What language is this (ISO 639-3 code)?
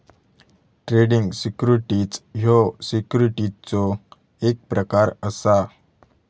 mar